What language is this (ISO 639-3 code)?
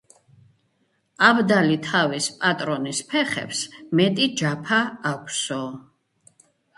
kat